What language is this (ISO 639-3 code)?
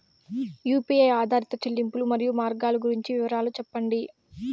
tel